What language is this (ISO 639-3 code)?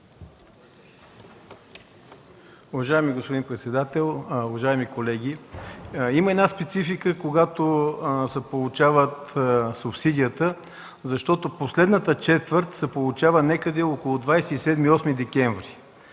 bul